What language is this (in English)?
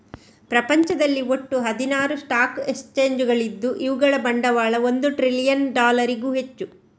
Kannada